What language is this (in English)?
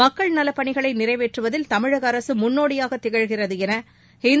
Tamil